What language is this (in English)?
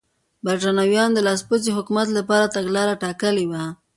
Pashto